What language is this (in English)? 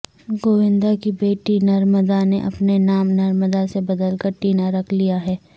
Urdu